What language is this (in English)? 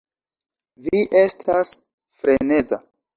Esperanto